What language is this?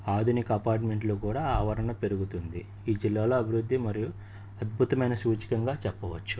Telugu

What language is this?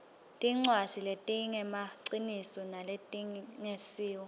Swati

